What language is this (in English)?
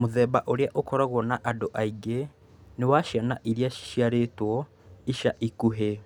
Kikuyu